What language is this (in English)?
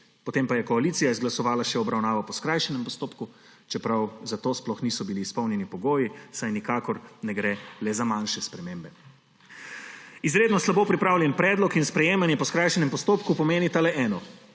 Slovenian